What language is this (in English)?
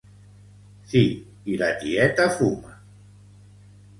Catalan